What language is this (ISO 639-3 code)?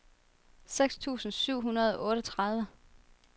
dan